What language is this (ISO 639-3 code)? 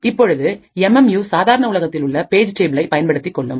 tam